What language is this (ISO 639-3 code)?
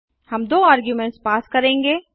hin